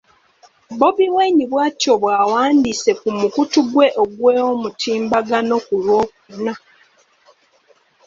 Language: Ganda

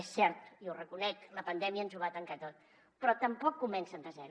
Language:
Catalan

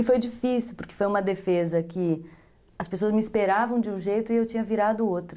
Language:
Portuguese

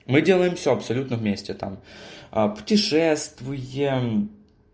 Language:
Russian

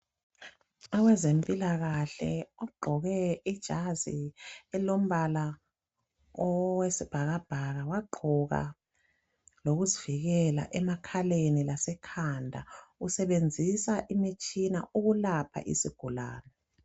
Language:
North Ndebele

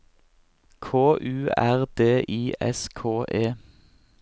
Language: Norwegian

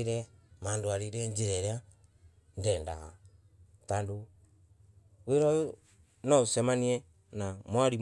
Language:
Embu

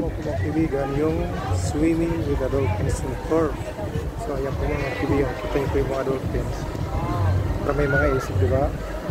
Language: Filipino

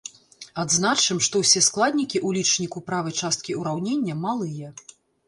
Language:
Belarusian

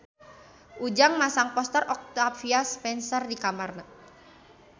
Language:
Sundanese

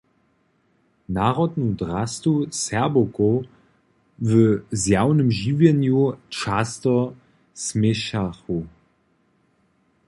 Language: Upper Sorbian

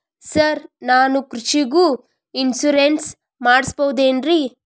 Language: Kannada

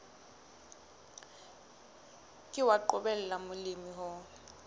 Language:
Southern Sotho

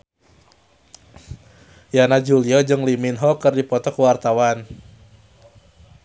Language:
Sundanese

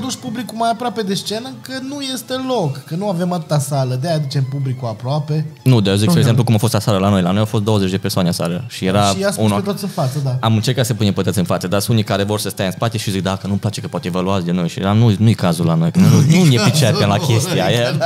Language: Romanian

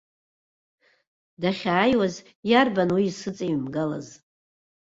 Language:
Abkhazian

